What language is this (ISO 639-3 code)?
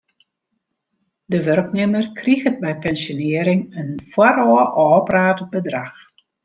fry